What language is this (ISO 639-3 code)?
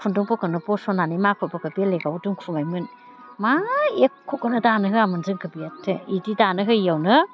brx